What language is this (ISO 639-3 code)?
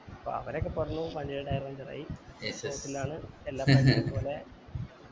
mal